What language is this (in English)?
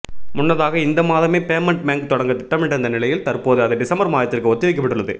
Tamil